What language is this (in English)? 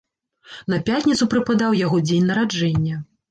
Belarusian